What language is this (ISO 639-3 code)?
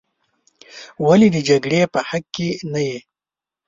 pus